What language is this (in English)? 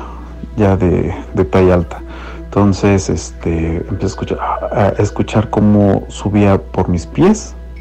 Spanish